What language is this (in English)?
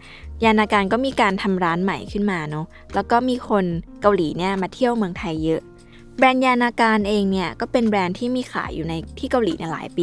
Thai